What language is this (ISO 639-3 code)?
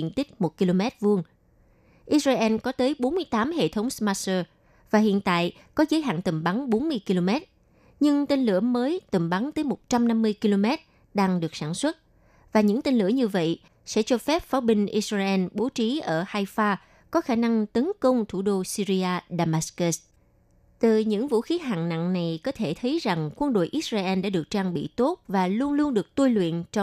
vie